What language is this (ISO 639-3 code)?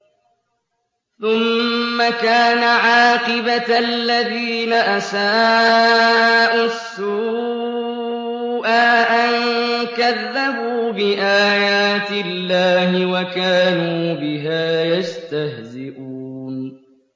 ara